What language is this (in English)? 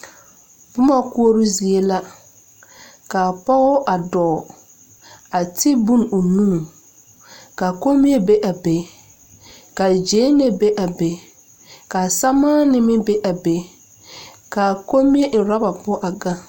Southern Dagaare